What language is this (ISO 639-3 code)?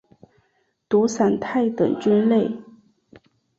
zho